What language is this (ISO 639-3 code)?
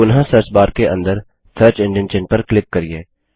hin